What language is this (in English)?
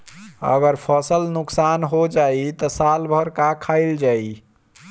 Bhojpuri